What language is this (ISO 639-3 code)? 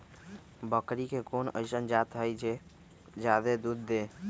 mag